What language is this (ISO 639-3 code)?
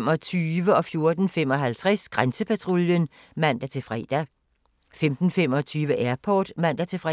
dan